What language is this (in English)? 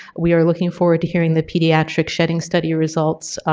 English